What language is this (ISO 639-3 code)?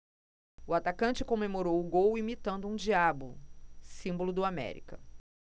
por